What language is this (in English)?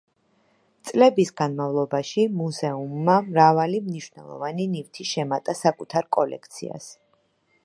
Georgian